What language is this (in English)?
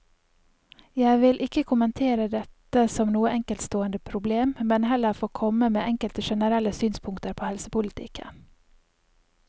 Norwegian